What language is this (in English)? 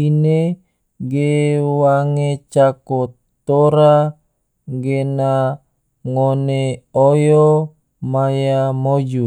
Tidore